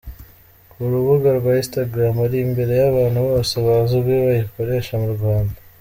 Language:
Kinyarwanda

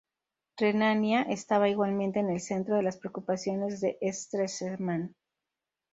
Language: Spanish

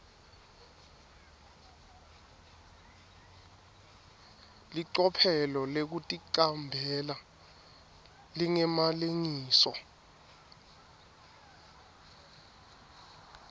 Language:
Swati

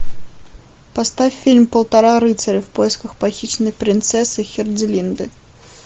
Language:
Russian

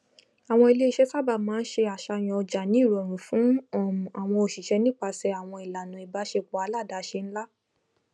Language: Yoruba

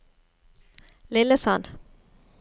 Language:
Norwegian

